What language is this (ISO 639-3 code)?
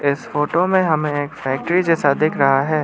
hin